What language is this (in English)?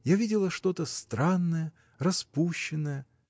Russian